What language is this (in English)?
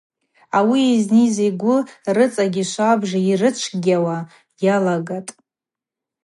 Abaza